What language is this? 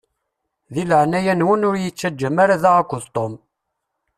Kabyle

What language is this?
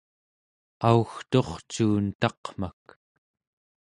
Central Yupik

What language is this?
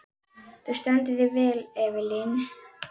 Icelandic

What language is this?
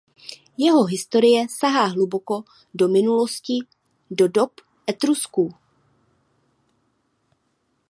Czech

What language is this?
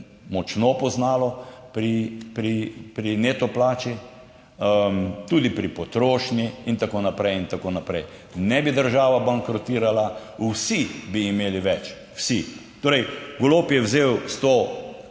Slovenian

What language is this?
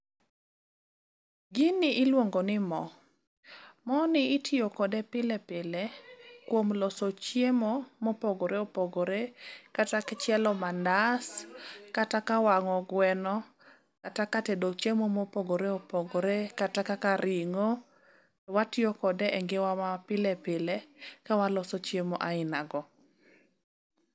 Luo (Kenya and Tanzania)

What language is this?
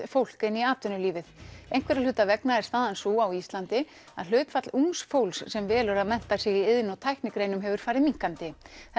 Icelandic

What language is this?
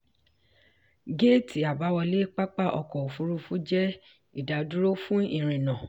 Yoruba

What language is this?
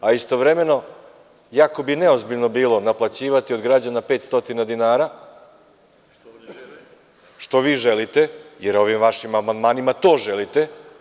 Serbian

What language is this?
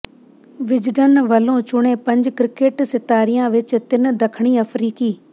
Punjabi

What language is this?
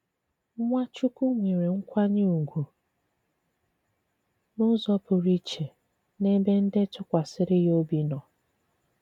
Igbo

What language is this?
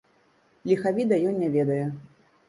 Belarusian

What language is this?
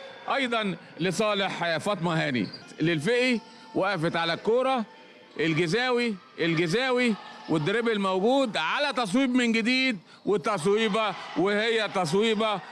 Arabic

